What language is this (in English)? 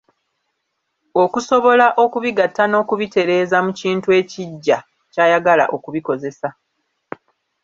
Ganda